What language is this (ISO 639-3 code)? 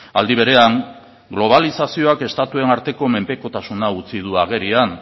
eus